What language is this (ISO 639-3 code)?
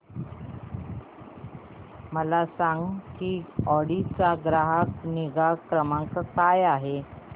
mar